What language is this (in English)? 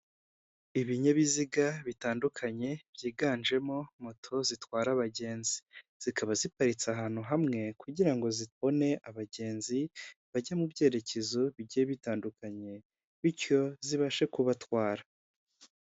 Kinyarwanda